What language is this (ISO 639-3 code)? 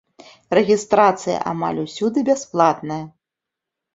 bel